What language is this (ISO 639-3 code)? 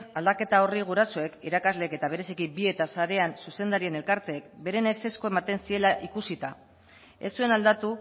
eus